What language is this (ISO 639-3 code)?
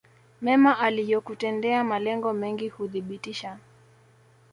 swa